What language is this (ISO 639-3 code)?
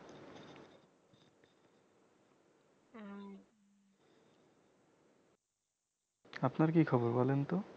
ben